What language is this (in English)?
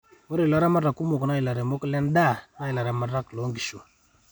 Masai